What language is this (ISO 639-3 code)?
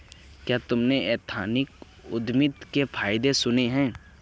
hin